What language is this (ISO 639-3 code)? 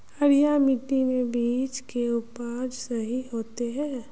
mag